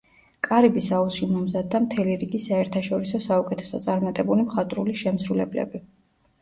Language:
Georgian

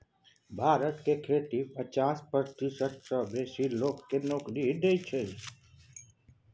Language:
Maithili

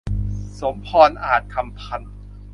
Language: Thai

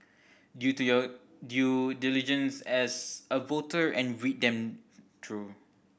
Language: English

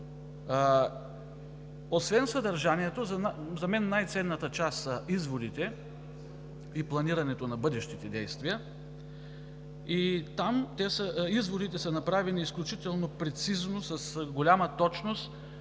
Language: Bulgarian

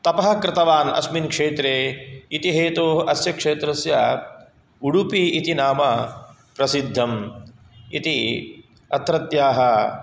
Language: Sanskrit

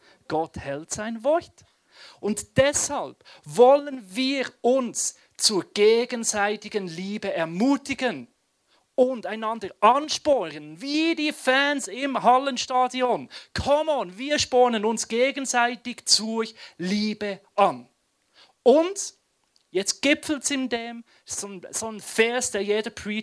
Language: German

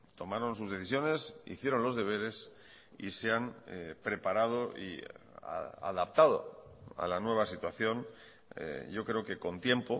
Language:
Spanish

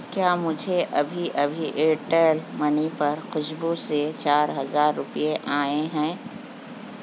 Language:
Urdu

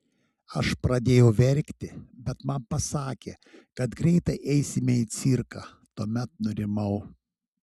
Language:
Lithuanian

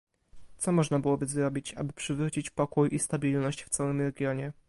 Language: Polish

